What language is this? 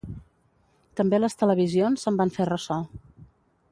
Catalan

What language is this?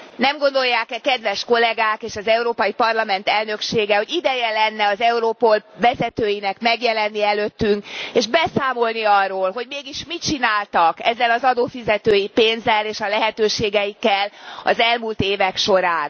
Hungarian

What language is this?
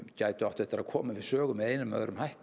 Icelandic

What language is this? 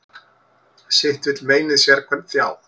Icelandic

